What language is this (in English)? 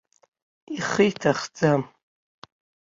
Abkhazian